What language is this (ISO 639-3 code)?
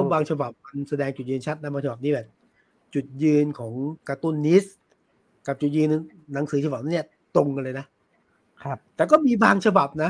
tha